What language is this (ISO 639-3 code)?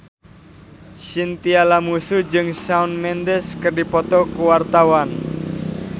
sun